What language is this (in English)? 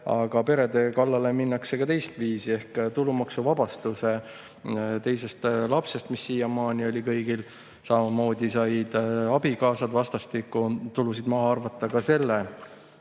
Estonian